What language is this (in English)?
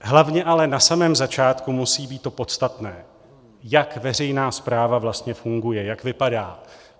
Czech